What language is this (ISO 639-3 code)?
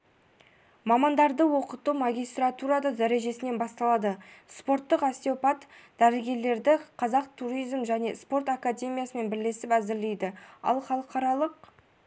kaz